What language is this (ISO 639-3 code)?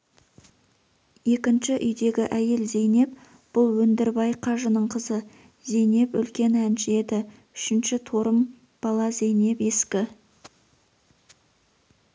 kaz